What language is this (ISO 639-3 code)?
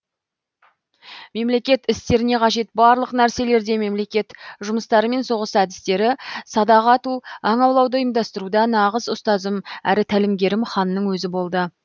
kaz